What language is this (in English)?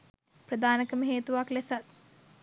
Sinhala